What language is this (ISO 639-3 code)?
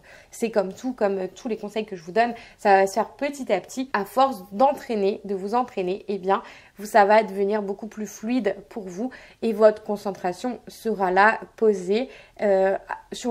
fra